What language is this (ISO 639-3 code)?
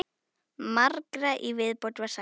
isl